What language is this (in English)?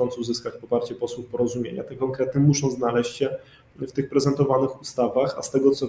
Polish